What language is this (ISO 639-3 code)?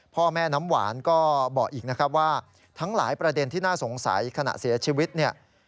tha